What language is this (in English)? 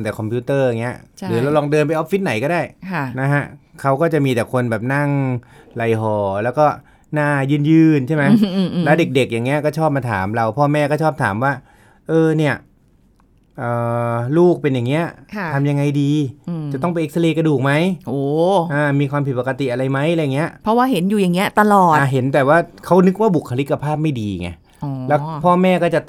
Thai